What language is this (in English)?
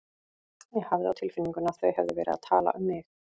Icelandic